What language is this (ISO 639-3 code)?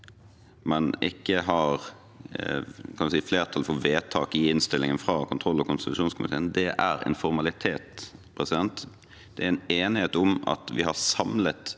nor